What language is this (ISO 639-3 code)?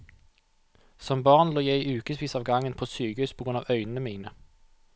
nor